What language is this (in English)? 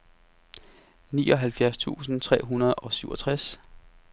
Danish